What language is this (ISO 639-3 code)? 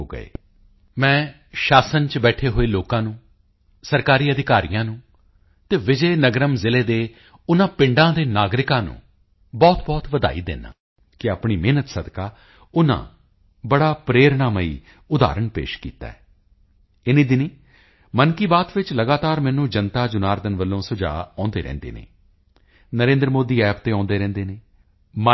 pan